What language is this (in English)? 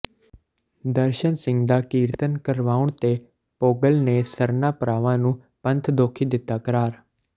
Punjabi